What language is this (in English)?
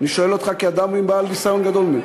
Hebrew